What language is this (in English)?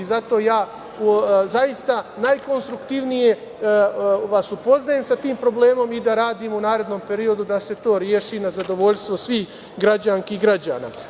Serbian